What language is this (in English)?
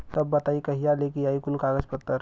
Bhojpuri